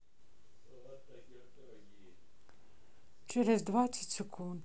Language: Russian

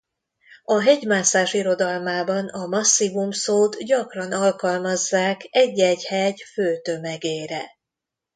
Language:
Hungarian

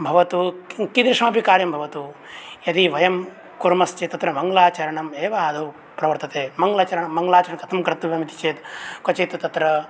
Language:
Sanskrit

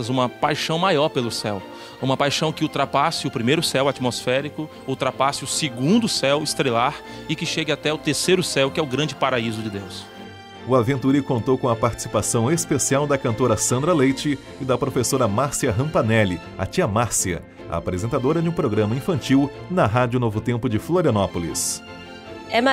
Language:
Portuguese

